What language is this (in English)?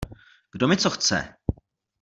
Czech